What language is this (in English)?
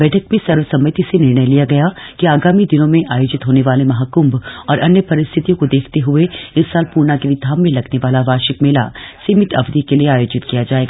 Hindi